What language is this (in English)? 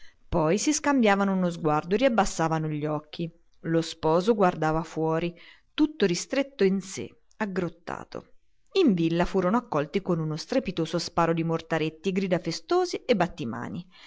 Italian